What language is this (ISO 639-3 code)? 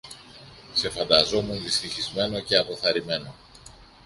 ell